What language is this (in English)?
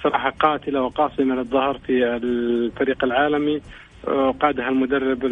Arabic